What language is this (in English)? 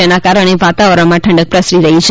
Gujarati